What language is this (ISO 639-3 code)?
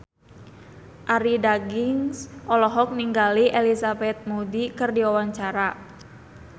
sun